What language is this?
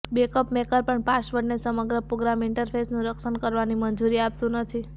Gujarati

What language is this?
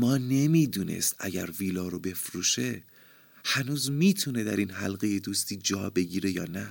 Persian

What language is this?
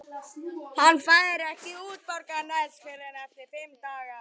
Icelandic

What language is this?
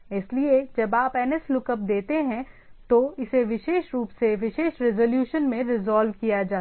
Hindi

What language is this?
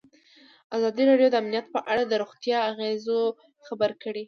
Pashto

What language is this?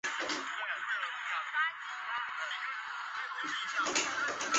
Chinese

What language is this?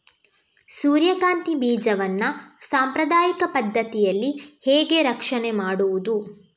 Kannada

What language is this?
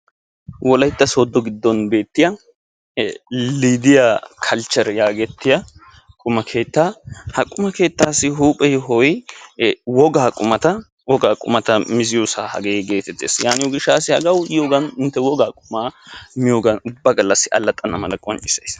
Wolaytta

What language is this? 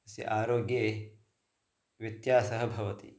Sanskrit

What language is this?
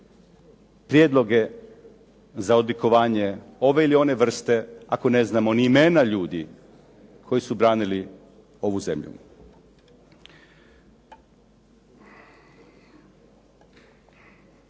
Croatian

